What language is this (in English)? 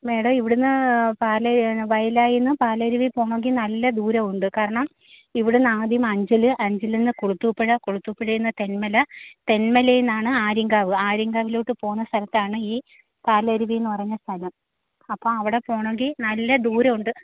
Malayalam